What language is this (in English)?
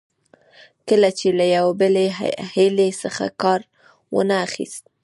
Pashto